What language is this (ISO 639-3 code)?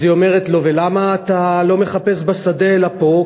heb